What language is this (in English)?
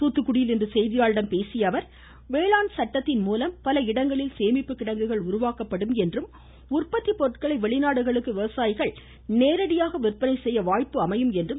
Tamil